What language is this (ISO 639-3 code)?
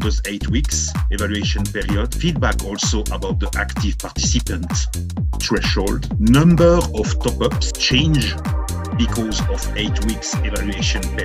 eng